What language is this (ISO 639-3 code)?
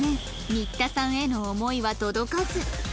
jpn